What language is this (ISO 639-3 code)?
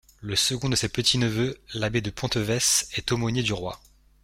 fra